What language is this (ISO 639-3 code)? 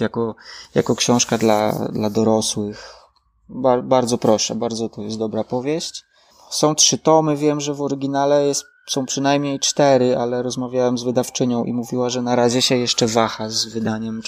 pol